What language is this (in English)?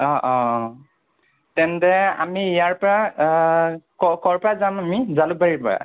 Assamese